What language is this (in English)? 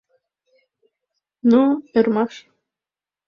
Mari